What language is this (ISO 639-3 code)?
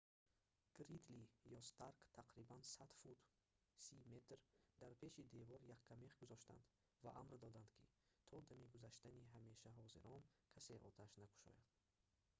tgk